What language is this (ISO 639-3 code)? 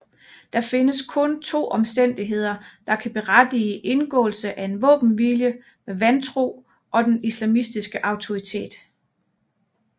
dan